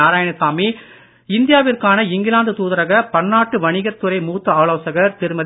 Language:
Tamil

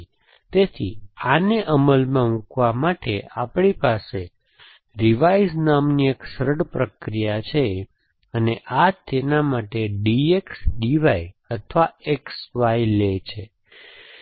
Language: Gujarati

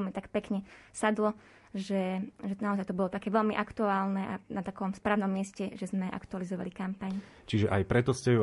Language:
Slovak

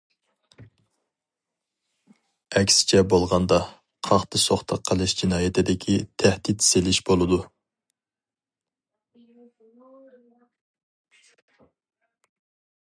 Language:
Uyghur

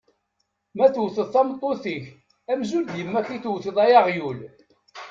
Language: Kabyle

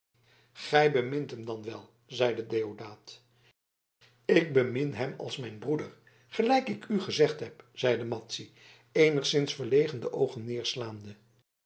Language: Dutch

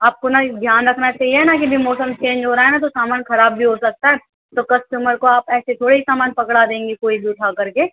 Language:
Urdu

